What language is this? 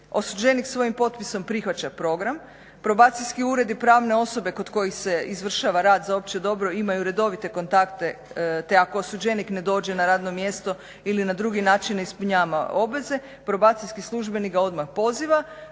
Croatian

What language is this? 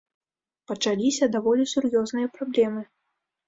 Belarusian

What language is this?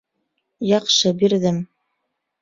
Bashkir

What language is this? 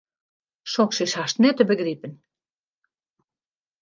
Western Frisian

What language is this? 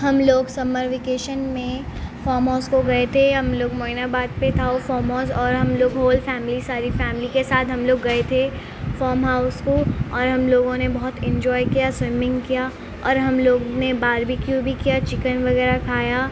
Urdu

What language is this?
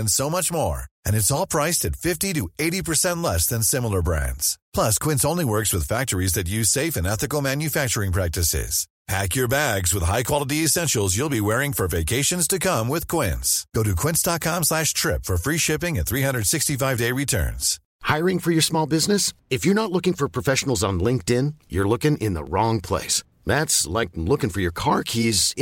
Swedish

